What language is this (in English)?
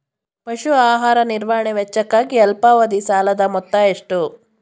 Kannada